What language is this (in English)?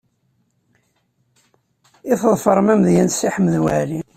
Kabyle